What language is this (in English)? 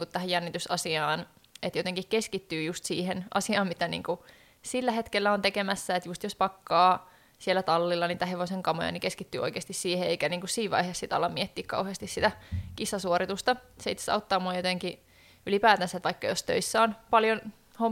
Finnish